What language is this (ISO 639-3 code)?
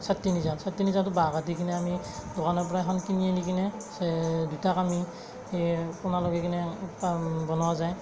asm